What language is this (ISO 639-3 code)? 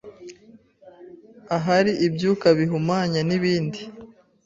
kin